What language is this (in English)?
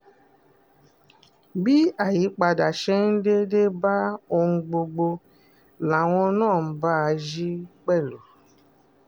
Yoruba